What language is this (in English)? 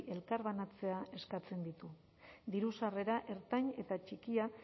Basque